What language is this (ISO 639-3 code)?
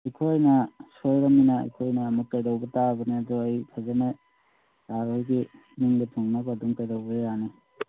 mni